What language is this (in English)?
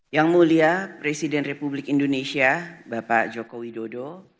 Indonesian